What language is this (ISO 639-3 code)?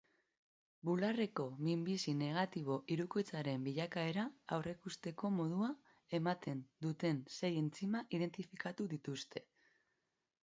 eus